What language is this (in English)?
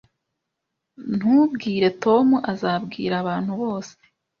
Kinyarwanda